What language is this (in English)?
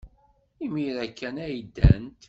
Kabyle